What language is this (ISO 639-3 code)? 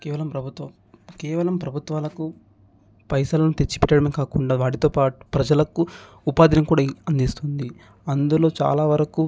tel